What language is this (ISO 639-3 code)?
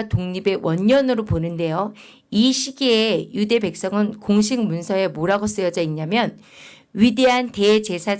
kor